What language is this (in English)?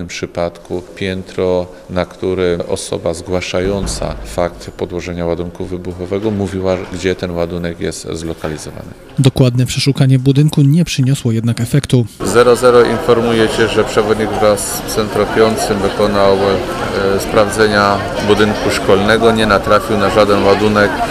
Polish